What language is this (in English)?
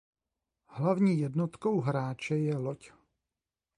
Czech